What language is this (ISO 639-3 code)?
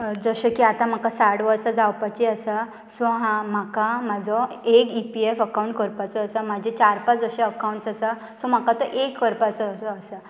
kok